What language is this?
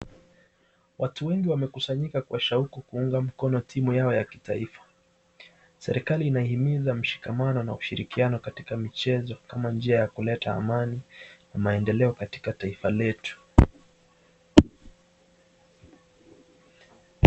Swahili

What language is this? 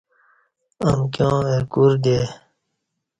Kati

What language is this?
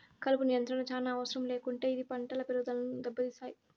Telugu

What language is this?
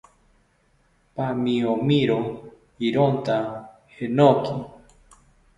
South Ucayali Ashéninka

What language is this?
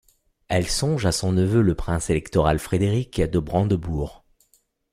French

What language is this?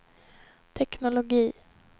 Swedish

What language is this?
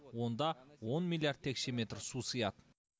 Kazakh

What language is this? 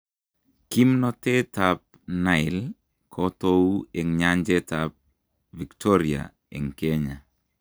Kalenjin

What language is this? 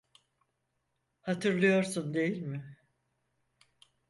Turkish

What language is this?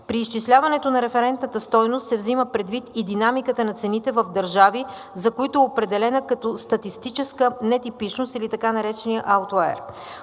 Bulgarian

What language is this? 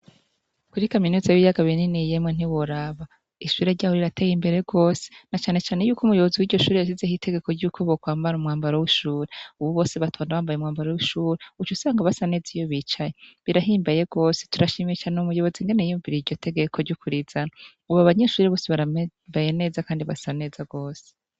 Rundi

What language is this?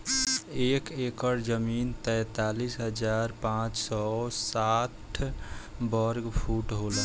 Bhojpuri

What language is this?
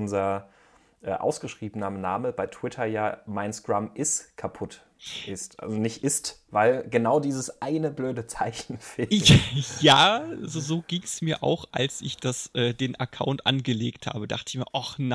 German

